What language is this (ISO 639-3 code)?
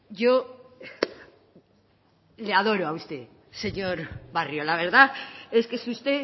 spa